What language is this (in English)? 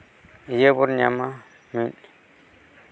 Santali